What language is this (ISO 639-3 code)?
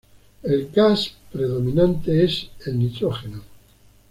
spa